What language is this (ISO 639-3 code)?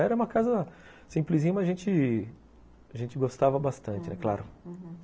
por